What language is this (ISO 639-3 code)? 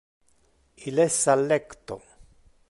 ina